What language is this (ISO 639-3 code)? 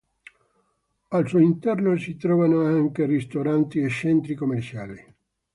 ita